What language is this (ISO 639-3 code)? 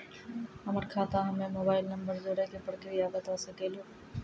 mai